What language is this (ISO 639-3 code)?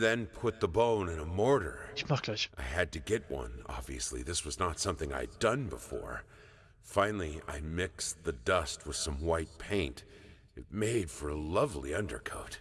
deu